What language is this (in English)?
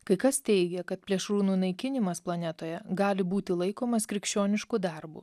Lithuanian